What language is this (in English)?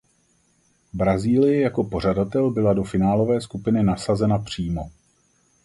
Czech